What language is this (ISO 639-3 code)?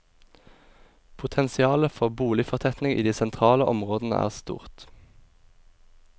nor